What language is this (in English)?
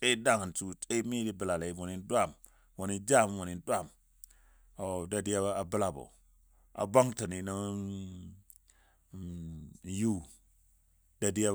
Dadiya